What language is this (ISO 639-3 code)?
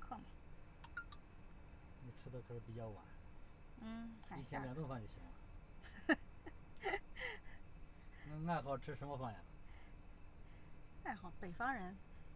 zho